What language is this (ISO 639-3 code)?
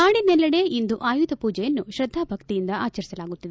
kan